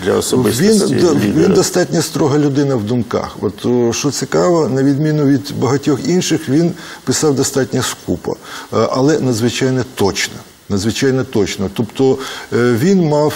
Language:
Ukrainian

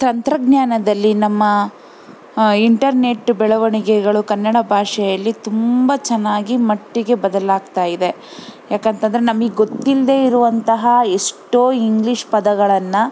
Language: Kannada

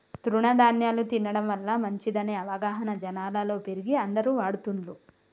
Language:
Telugu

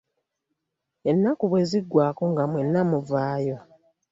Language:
Ganda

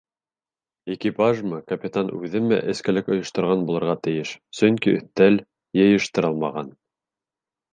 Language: Bashkir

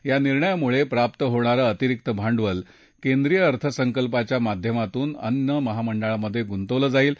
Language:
Marathi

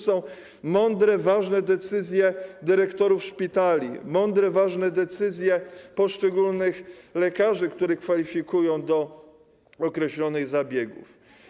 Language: Polish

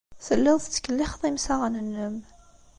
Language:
Kabyle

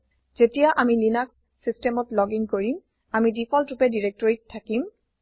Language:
Assamese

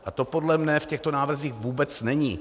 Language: Czech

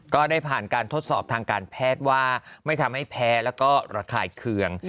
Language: Thai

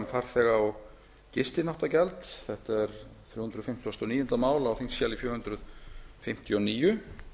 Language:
Icelandic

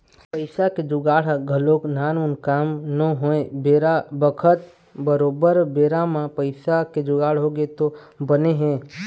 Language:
Chhattisgarhi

